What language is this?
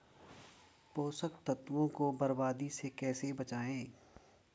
Hindi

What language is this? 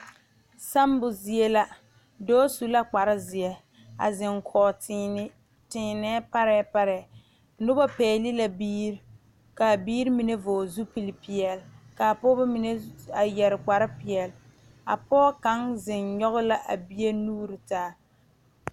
Southern Dagaare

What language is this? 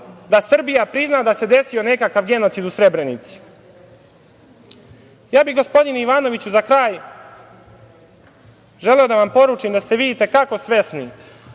Serbian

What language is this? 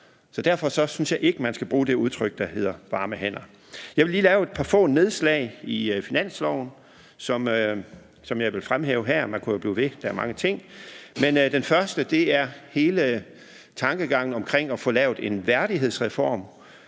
Danish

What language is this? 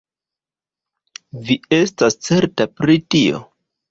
Esperanto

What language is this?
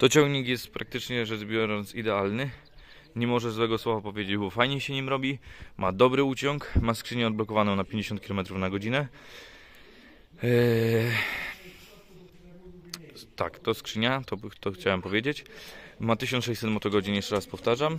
Polish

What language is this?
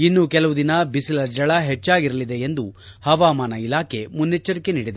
Kannada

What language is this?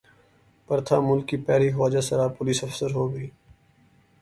Urdu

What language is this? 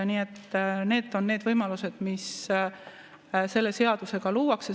Estonian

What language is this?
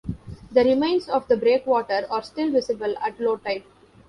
English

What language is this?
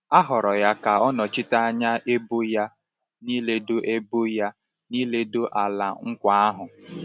Igbo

